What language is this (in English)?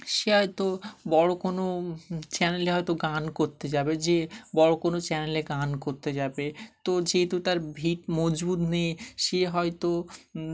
Bangla